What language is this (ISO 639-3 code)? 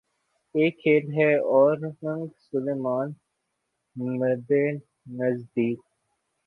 urd